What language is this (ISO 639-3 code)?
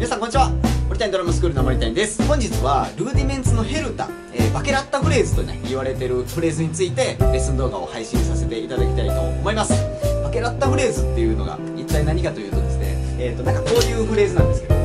jpn